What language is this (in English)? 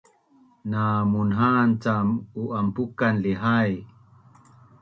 Bunun